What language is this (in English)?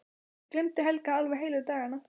Icelandic